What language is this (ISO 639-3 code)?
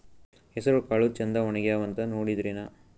kan